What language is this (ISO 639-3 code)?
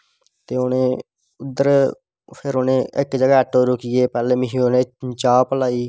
doi